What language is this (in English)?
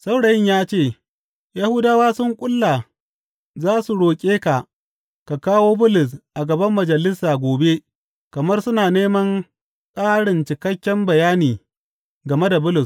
Hausa